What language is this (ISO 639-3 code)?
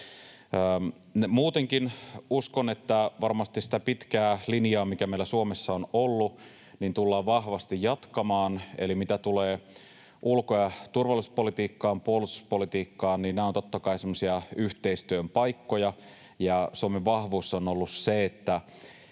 fin